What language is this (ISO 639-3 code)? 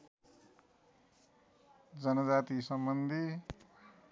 nep